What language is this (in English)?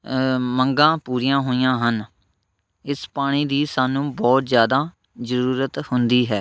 Punjabi